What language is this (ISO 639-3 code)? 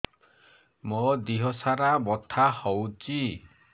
ori